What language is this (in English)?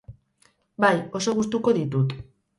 Basque